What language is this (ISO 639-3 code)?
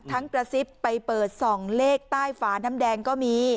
tha